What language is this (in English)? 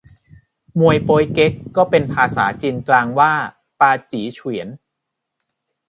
Thai